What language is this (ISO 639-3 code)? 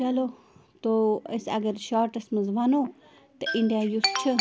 kas